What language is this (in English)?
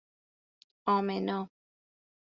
Persian